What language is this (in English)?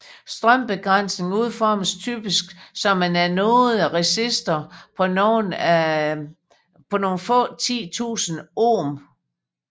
Danish